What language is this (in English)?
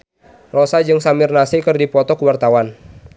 Sundanese